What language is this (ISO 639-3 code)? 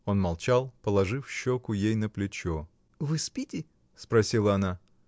rus